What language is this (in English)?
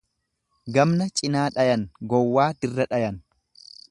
Oromo